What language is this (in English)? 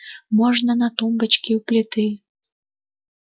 Russian